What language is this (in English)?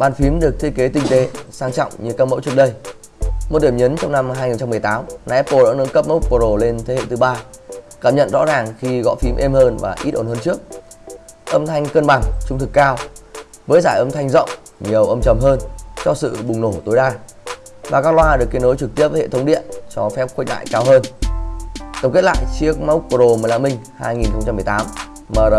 Vietnamese